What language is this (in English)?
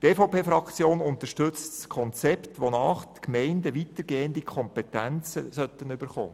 Swiss German